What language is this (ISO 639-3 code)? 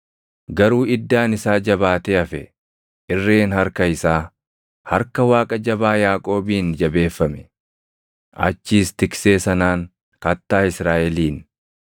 orm